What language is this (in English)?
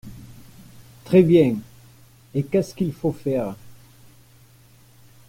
French